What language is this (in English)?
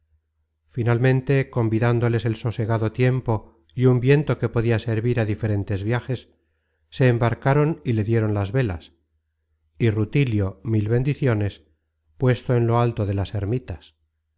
Spanish